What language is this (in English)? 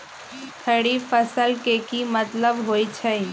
Magahi